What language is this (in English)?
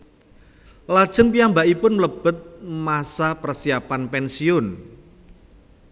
Javanese